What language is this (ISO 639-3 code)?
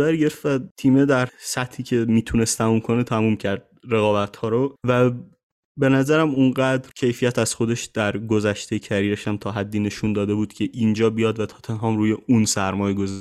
fas